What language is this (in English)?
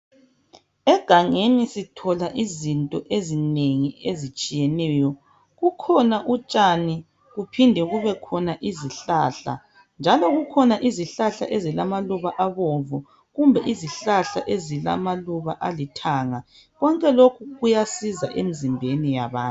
North Ndebele